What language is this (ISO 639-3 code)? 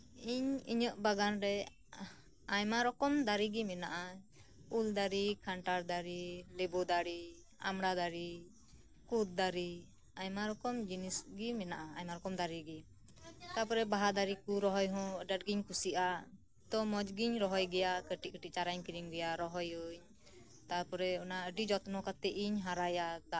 sat